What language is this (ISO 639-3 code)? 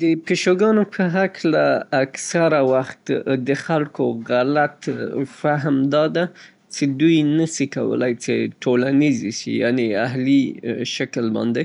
pbt